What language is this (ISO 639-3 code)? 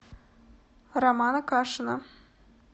rus